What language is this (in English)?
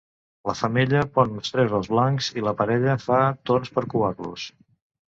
Catalan